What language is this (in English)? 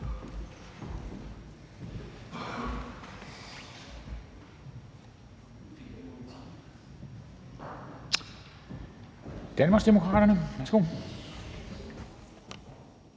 Danish